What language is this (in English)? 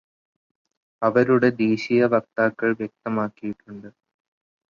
Malayalam